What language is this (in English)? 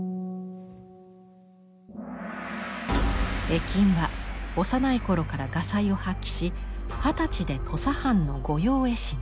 Japanese